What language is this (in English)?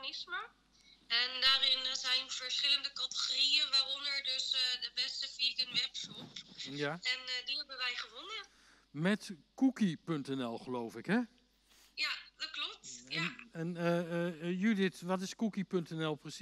Dutch